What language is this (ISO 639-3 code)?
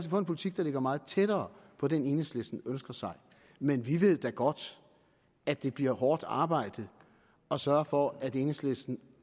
dan